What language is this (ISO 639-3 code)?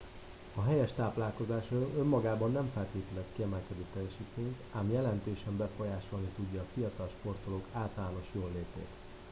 hun